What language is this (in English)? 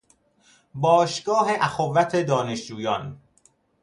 Persian